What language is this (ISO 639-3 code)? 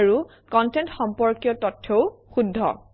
asm